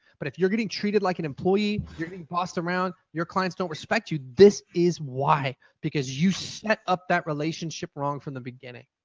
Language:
English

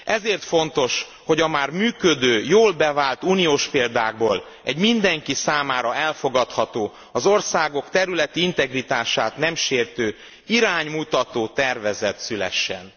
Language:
Hungarian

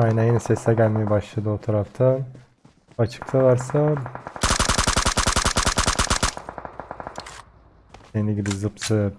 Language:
Turkish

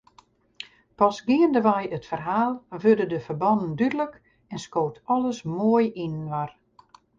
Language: Western Frisian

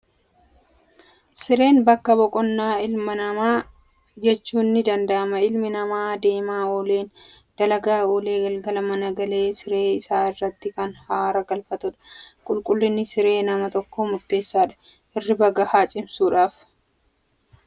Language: Oromo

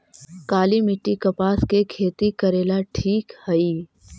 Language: Magahi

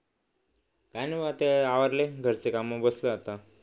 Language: Marathi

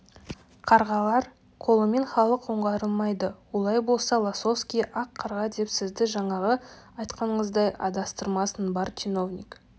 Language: Kazakh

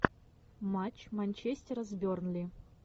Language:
Russian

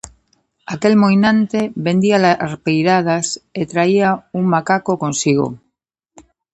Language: Galician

